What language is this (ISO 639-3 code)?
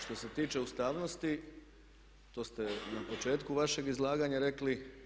hrv